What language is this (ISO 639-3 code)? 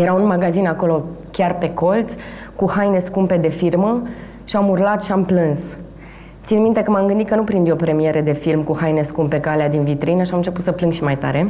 ron